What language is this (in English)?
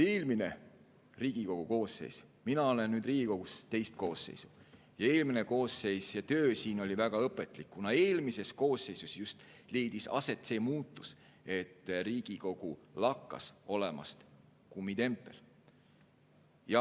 Estonian